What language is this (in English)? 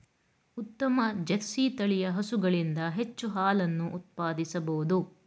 Kannada